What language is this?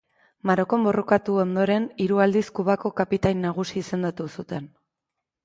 Basque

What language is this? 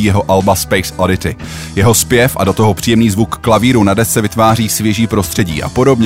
Czech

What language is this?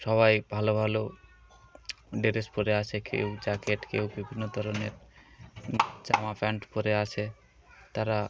Bangla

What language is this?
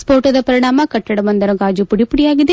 Kannada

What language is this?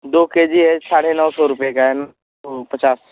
Hindi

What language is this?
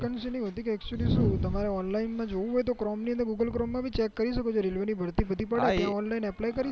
Gujarati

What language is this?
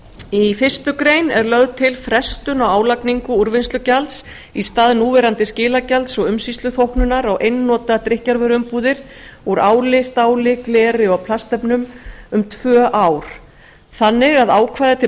Icelandic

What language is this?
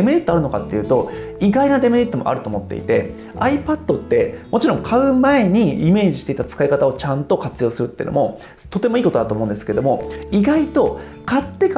Japanese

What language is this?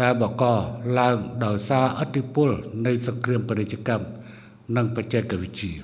Thai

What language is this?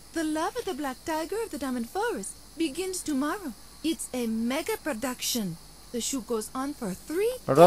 Polish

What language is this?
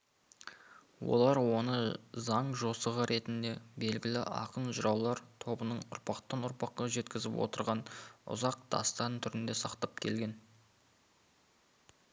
Kazakh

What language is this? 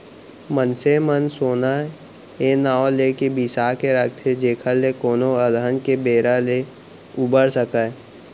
Chhattisgarhi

